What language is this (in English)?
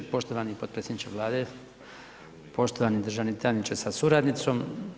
Croatian